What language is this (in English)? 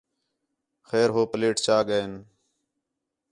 Khetrani